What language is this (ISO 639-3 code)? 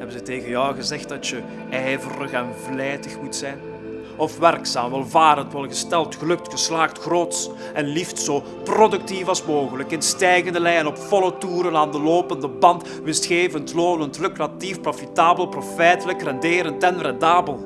nld